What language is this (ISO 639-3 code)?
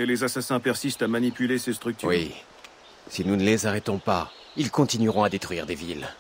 fra